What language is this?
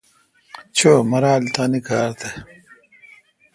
Kalkoti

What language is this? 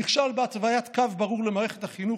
Hebrew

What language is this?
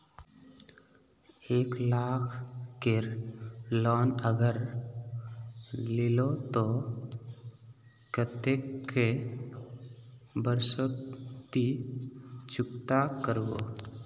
Magahi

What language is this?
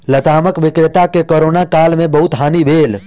Maithili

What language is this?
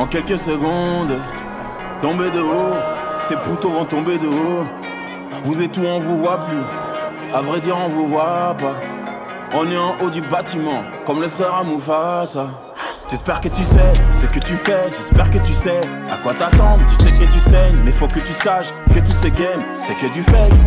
French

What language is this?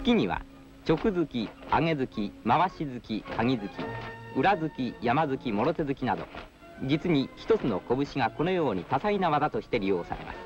Japanese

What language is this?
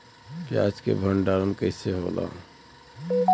Bhojpuri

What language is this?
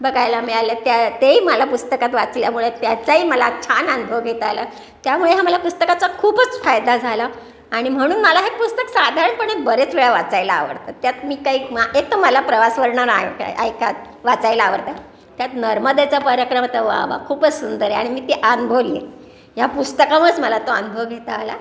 Marathi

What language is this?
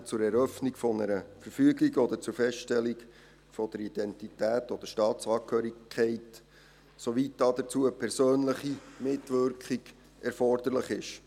Swiss German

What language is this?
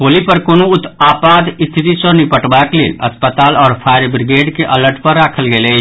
Maithili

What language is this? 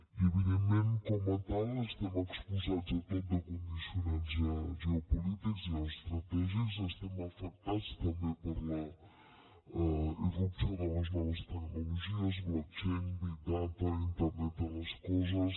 Catalan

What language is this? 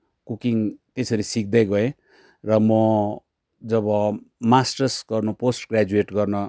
Nepali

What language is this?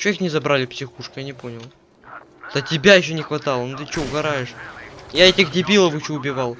Russian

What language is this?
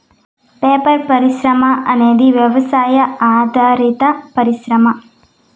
Telugu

